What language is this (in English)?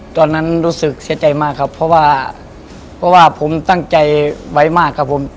Thai